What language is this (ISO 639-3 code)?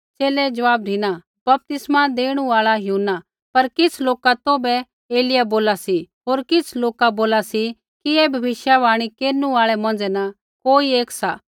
kfx